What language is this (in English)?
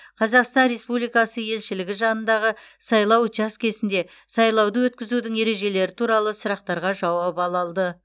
Kazakh